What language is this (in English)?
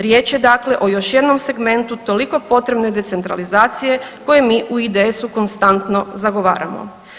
Croatian